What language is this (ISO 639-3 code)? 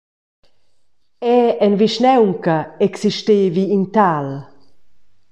roh